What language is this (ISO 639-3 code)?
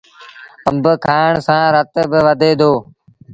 sbn